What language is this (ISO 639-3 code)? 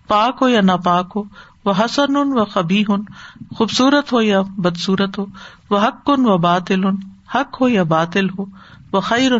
urd